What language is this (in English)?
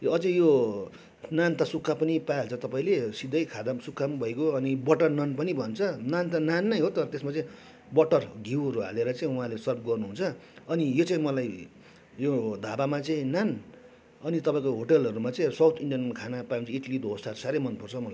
Nepali